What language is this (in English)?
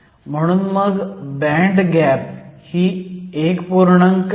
Marathi